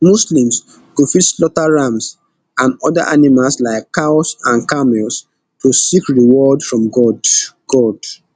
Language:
Nigerian Pidgin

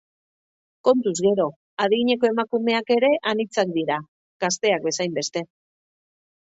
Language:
Basque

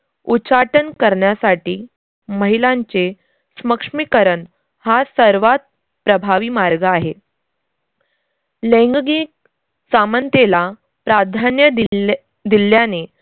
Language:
Marathi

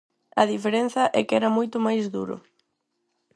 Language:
Galician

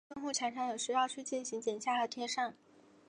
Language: Chinese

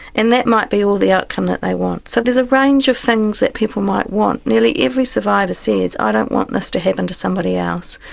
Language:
English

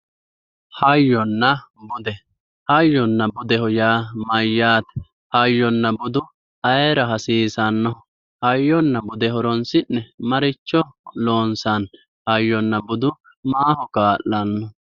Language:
Sidamo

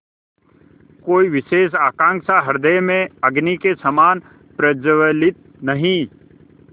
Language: Hindi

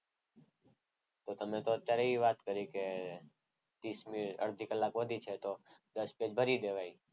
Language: Gujarati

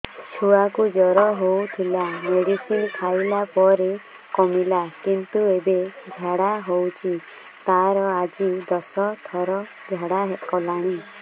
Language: Odia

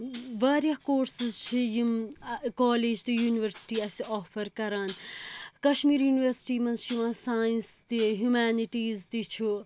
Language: Kashmiri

